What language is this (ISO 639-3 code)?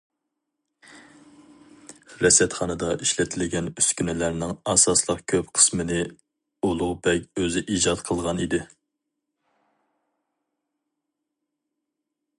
uig